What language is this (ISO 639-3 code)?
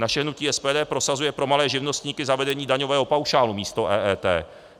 ces